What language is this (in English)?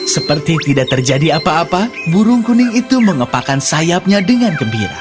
Indonesian